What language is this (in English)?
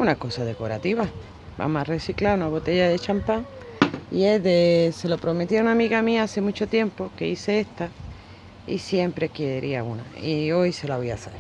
Spanish